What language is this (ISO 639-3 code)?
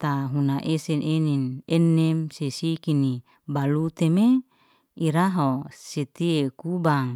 ste